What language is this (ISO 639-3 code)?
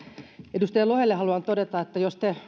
fin